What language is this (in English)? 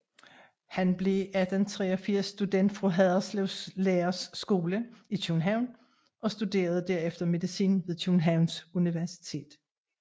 Danish